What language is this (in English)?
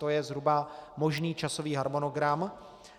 Czech